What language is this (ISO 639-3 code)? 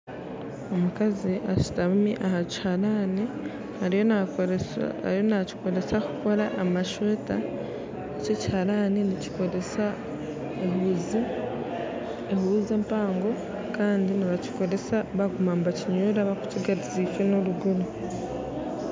nyn